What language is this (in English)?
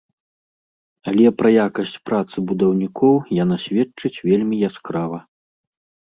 Belarusian